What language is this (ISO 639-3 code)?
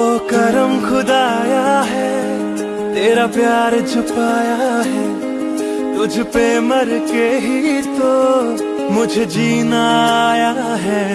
hin